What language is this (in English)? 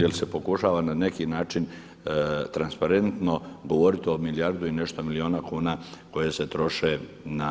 Croatian